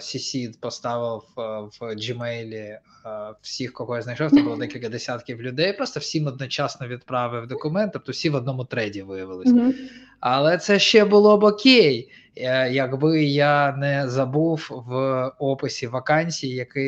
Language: Ukrainian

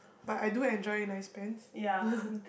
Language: English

